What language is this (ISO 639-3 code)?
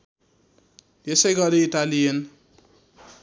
nep